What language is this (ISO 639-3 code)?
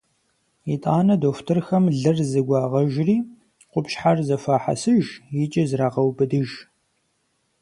kbd